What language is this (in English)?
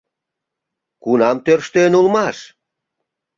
Mari